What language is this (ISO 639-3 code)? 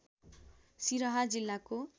nep